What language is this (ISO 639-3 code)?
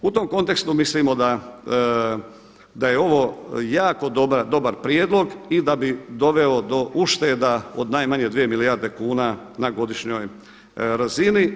hrv